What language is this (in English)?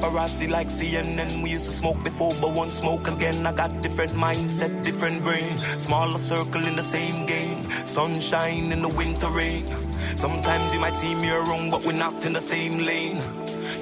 Hungarian